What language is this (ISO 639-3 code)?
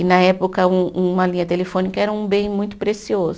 por